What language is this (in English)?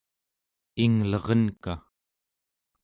Central Yupik